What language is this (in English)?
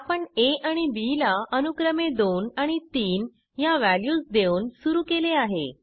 Marathi